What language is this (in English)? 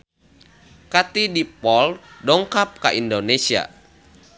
Sundanese